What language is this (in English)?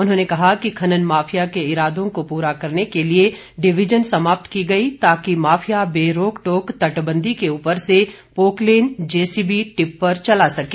Hindi